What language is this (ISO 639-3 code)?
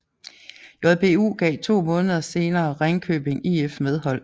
dan